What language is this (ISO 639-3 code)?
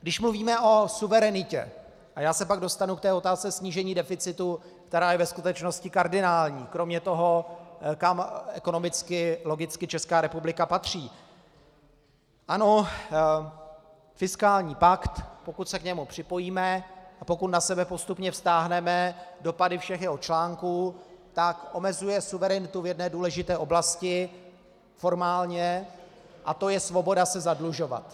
ces